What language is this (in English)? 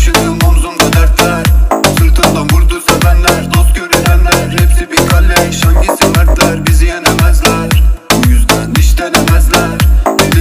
Turkish